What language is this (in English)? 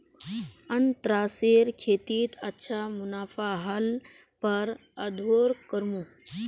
Magahi